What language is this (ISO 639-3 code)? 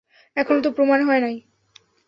ben